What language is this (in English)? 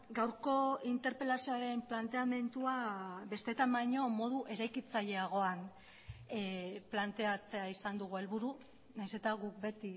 Basque